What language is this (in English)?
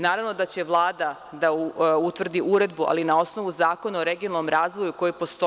Serbian